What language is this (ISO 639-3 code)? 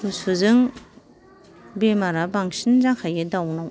brx